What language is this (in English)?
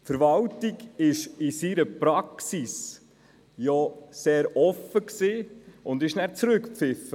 Swiss German